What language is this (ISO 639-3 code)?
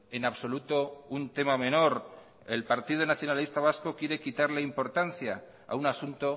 spa